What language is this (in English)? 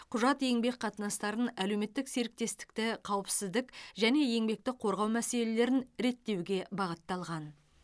Kazakh